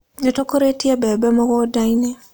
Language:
Kikuyu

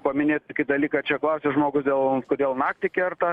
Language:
Lithuanian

